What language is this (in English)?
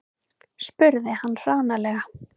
Icelandic